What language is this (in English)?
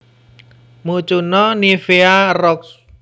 Javanese